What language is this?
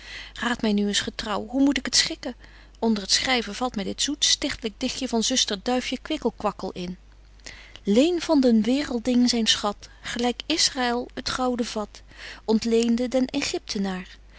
Dutch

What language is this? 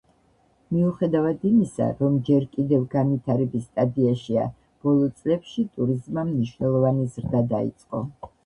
Georgian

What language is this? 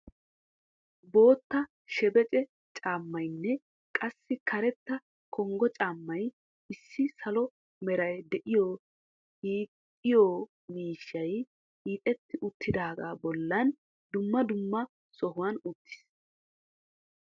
Wolaytta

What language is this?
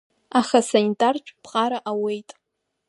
Abkhazian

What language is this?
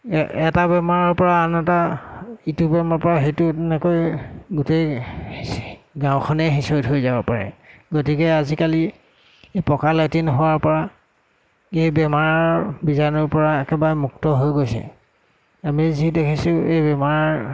Assamese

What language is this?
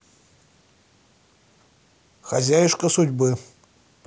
Russian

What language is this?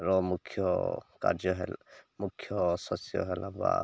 Odia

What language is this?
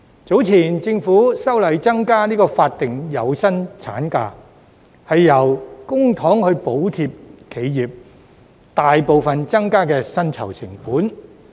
Cantonese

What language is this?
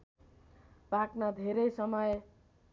Nepali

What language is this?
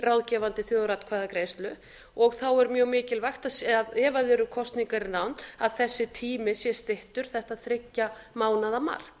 Icelandic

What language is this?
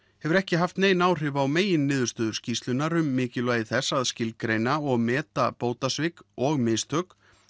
Icelandic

